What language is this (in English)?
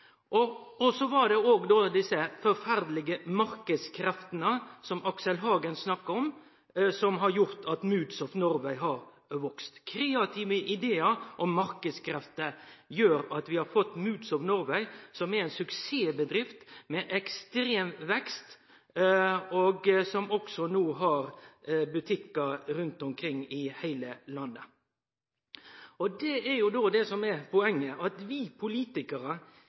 Norwegian Nynorsk